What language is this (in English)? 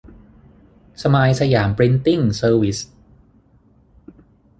Thai